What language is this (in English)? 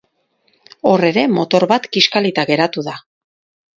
Basque